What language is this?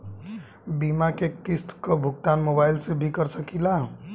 Bhojpuri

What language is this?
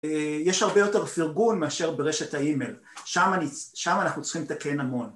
Hebrew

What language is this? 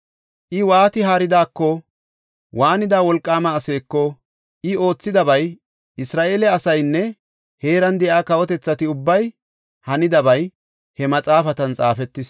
Gofa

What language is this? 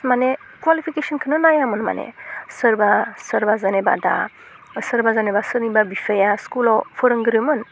Bodo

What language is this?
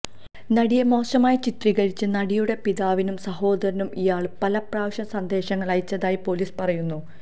Malayalam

